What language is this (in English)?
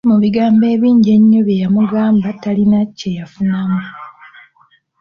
Ganda